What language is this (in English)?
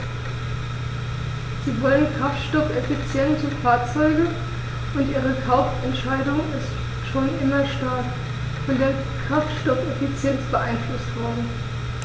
German